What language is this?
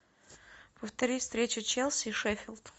Russian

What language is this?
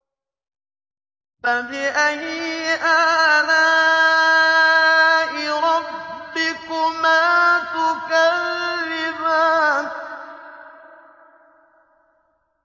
Arabic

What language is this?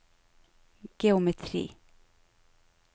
Norwegian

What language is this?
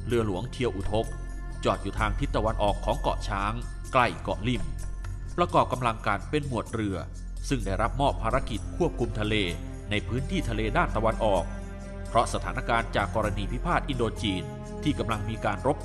Thai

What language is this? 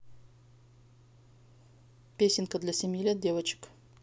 Russian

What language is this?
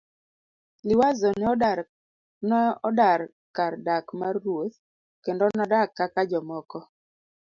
Luo (Kenya and Tanzania)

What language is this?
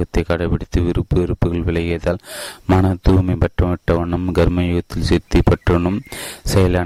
Tamil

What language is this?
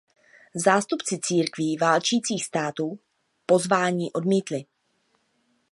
Czech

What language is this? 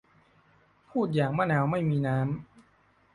Thai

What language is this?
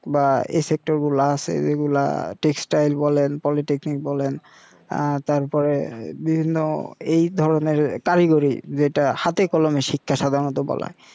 Bangla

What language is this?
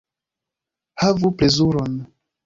Esperanto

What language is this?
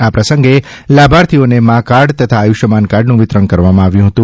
Gujarati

